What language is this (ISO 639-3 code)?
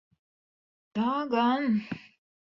lav